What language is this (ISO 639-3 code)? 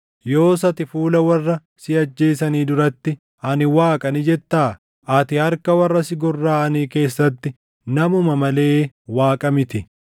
orm